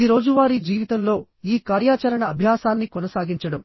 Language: Telugu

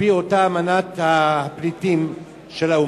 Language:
Hebrew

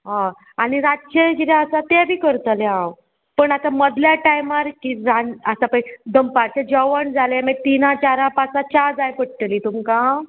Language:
Konkani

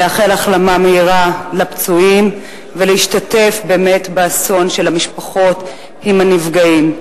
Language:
Hebrew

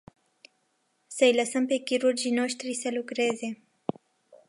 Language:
Romanian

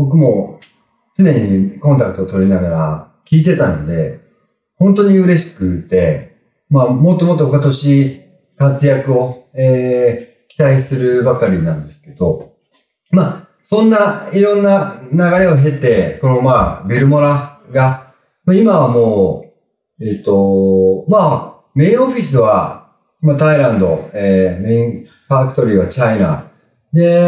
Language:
Japanese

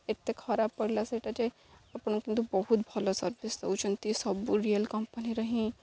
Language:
Odia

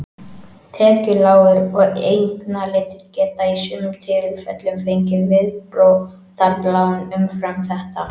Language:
Icelandic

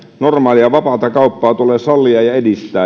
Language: Finnish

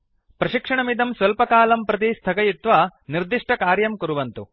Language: Sanskrit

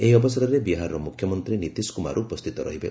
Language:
Odia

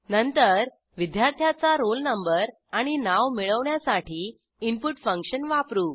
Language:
Marathi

